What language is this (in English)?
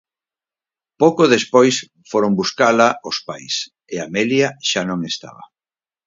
Galician